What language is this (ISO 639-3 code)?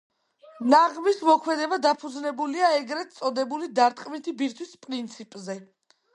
kat